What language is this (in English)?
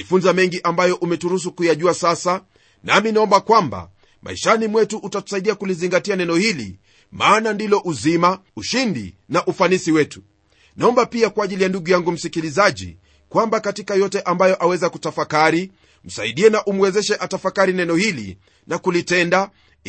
Swahili